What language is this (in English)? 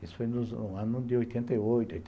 Portuguese